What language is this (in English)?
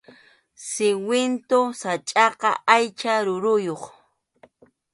Arequipa-La Unión Quechua